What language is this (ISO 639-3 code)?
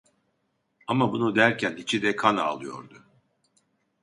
tur